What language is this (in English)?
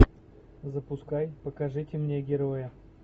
Russian